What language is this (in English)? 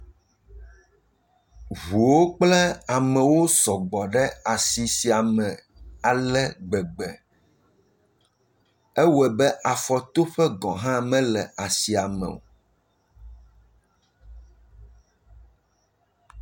Ewe